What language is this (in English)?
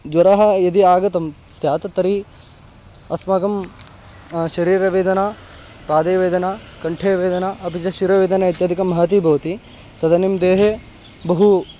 Sanskrit